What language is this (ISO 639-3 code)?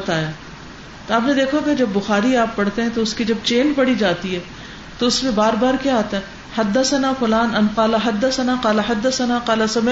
urd